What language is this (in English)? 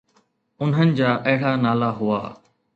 Sindhi